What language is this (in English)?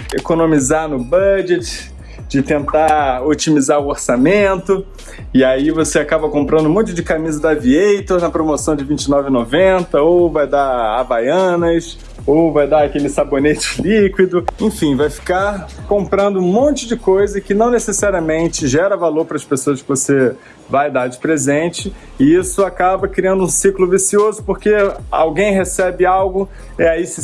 Portuguese